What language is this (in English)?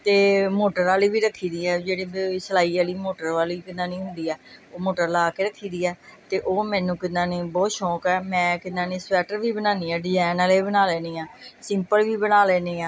Punjabi